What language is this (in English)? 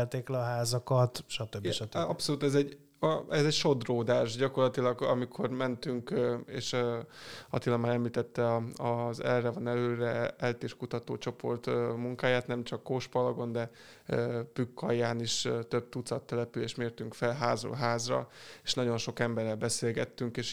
Hungarian